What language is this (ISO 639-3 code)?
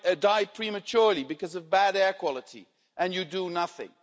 eng